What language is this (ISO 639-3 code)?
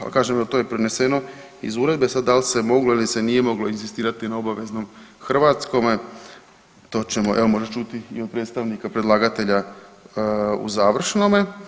hrv